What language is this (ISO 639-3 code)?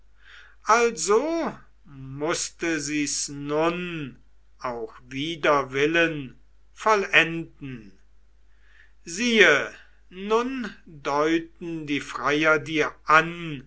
deu